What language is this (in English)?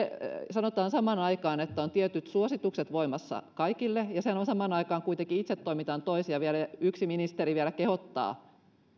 Finnish